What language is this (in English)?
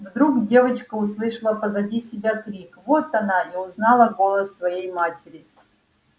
Russian